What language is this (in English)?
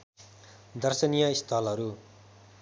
Nepali